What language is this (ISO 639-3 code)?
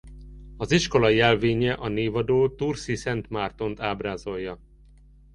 hun